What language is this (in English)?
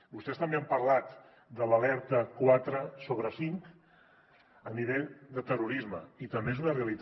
Catalan